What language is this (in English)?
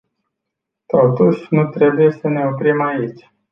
Romanian